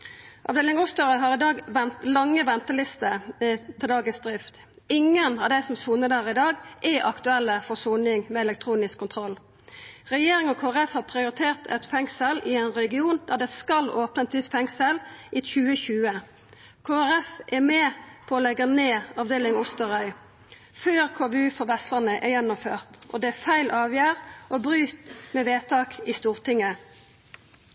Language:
Norwegian Nynorsk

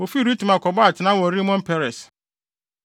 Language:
Akan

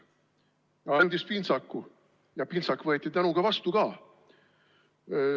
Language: Estonian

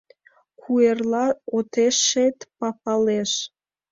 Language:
Mari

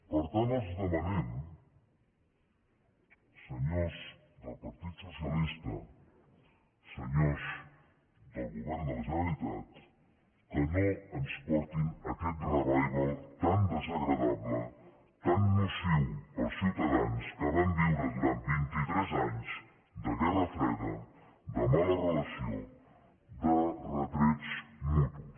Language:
Catalan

